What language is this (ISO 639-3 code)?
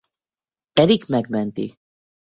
hun